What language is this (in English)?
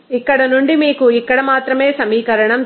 Telugu